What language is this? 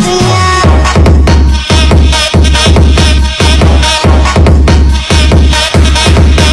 Indonesian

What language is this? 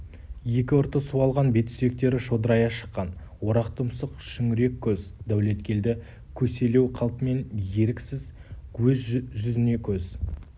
Kazakh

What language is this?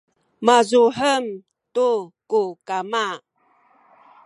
Sakizaya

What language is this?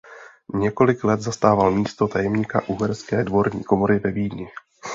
Czech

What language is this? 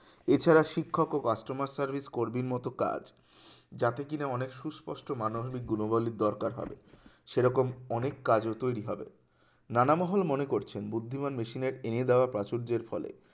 Bangla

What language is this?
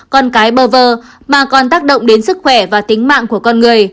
Vietnamese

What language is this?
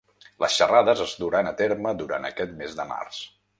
Catalan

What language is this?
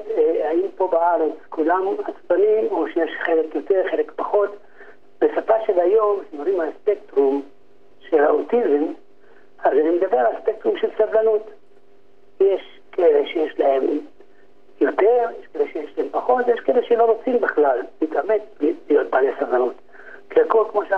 Hebrew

